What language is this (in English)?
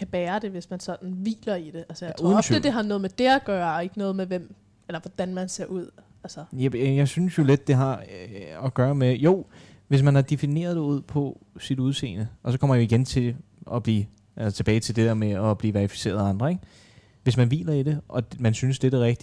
Danish